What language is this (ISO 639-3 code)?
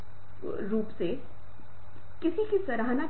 hin